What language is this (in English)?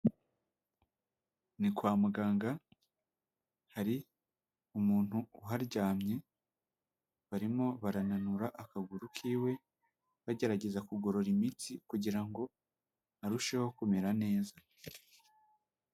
Kinyarwanda